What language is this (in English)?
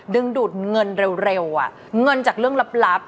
Thai